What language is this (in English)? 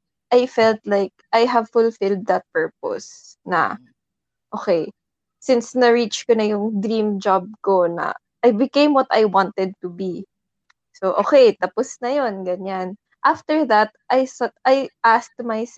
Filipino